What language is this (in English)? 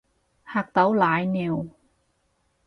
Cantonese